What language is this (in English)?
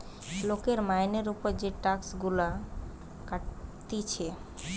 Bangla